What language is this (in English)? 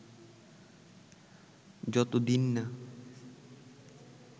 Bangla